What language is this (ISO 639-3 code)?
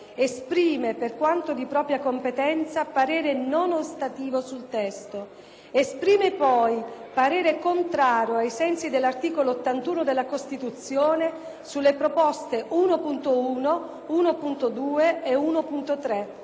ita